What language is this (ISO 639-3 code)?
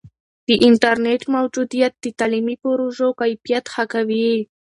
pus